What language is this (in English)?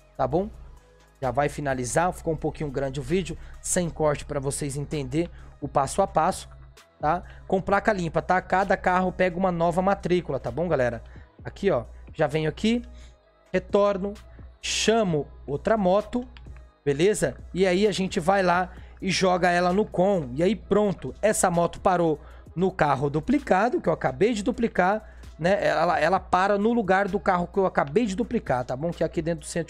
Portuguese